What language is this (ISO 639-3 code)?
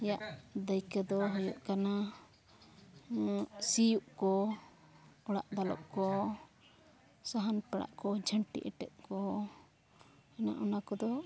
sat